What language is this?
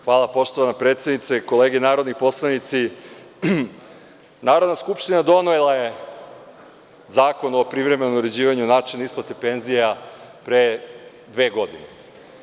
Serbian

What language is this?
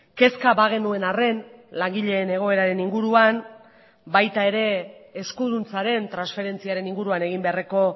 Basque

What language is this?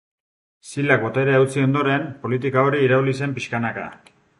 Basque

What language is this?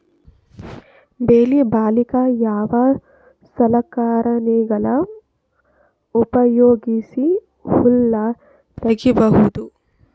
Kannada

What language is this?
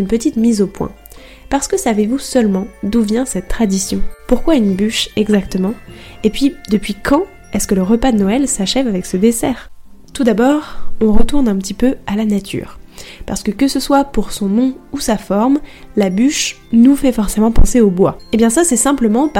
French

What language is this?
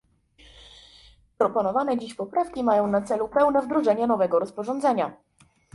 Polish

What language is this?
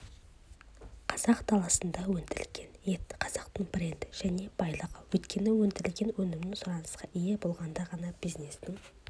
Kazakh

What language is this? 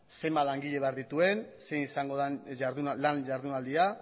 Basque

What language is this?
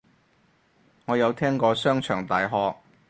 Cantonese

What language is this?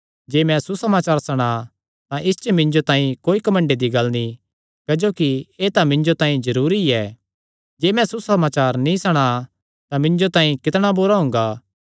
Kangri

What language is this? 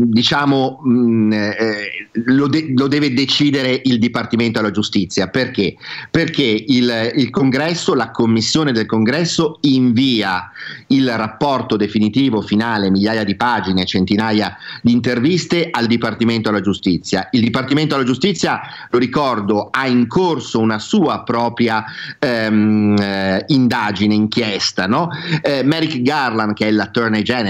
Italian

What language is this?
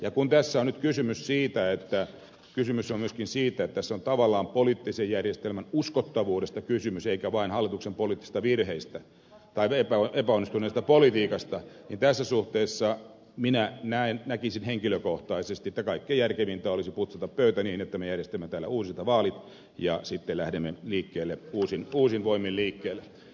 Finnish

